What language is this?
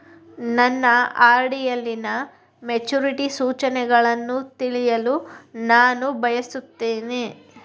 Kannada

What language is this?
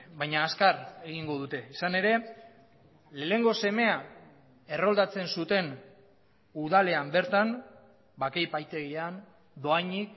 Basque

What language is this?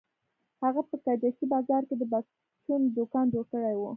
Pashto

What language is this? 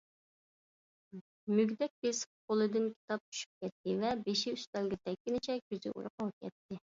Uyghur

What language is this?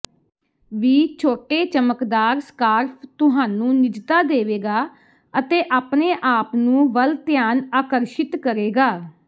Punjabi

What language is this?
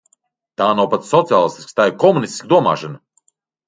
Latvian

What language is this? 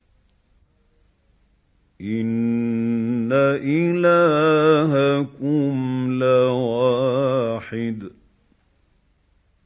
Arabic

